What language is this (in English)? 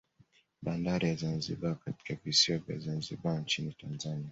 Swahili